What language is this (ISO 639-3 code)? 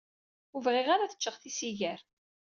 kab